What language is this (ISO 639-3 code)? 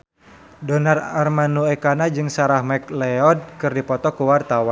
sun